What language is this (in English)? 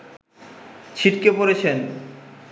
Bangla